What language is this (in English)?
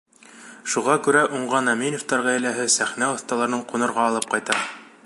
Bashkir